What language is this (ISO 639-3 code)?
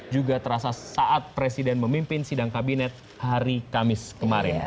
ind